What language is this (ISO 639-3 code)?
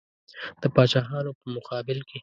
pus